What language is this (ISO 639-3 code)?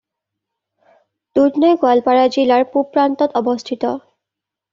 asm